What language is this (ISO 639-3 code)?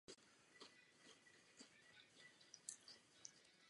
ces